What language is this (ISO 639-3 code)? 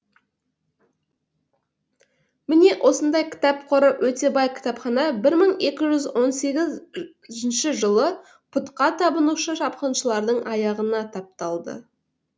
kaz